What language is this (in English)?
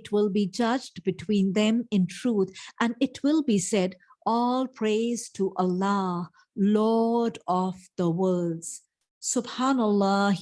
English